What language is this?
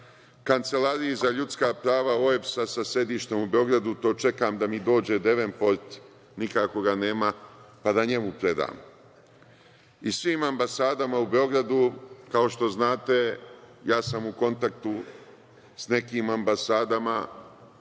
Serbian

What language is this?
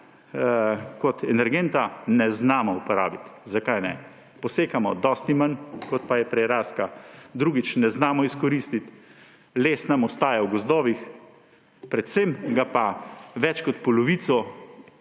Slovenian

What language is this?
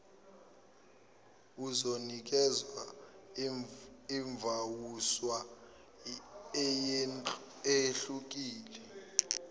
Zulu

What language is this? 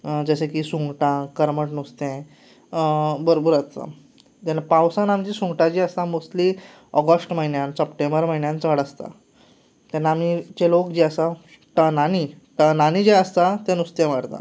Konkani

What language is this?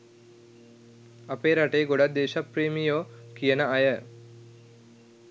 Sinhala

